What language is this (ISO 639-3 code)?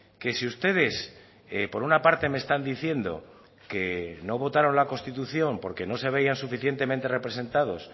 spa